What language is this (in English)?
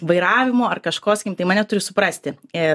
Lithuanian